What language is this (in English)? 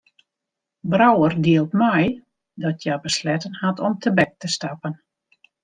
Western Frisian